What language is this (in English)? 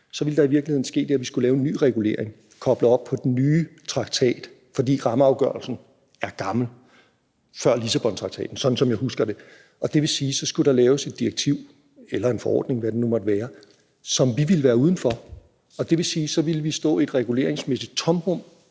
Danish